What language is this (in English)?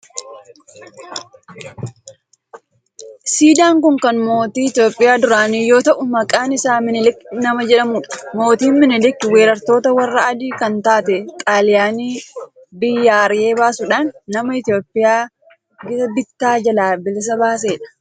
Oromo